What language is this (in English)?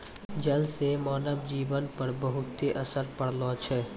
Maithili